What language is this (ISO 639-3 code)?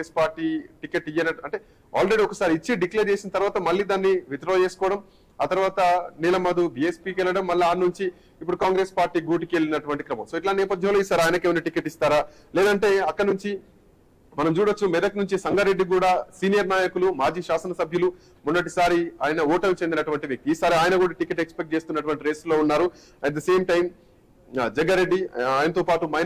tel